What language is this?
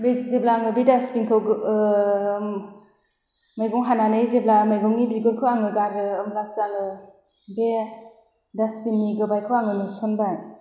Bodo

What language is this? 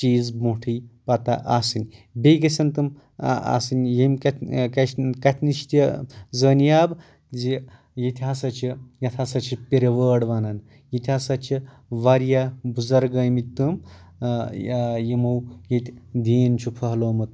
Kashmiri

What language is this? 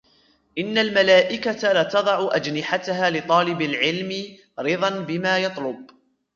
Arabic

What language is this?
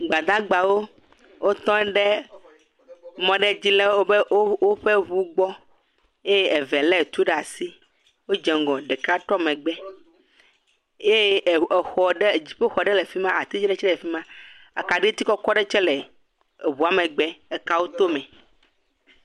Ewe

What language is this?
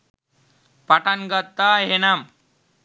Sinhala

